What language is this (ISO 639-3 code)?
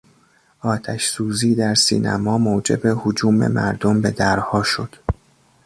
fas